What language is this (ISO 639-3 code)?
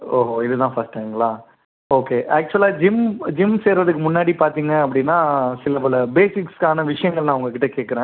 tam